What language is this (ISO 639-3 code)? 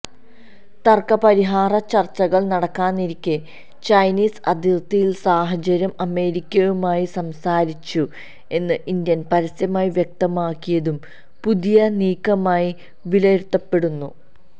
mal